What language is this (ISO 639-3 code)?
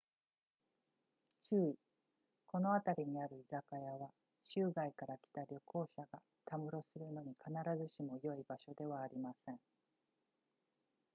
jpn